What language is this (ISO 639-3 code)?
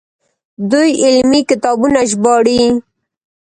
pus